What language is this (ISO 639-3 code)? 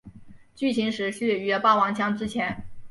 zho